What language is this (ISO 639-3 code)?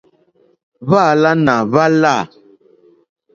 bri